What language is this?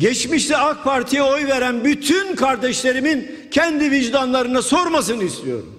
Turkish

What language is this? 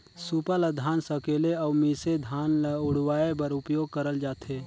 Chhattisgarhi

